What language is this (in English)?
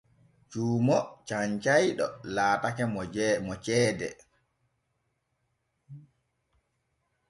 Borgu Fulfulde